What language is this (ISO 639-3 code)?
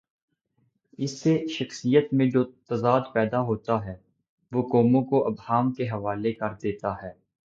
urd